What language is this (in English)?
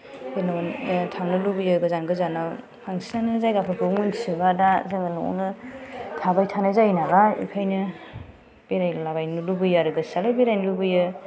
Bodo